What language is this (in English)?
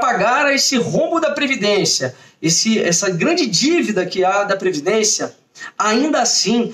Portuguese